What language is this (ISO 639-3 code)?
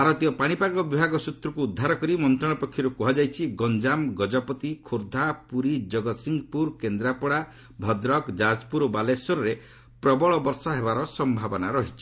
ori